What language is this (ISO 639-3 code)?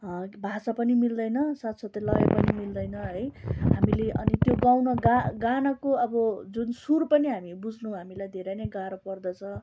nep